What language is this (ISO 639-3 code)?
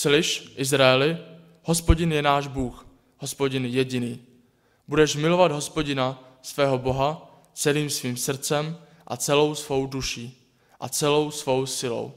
ces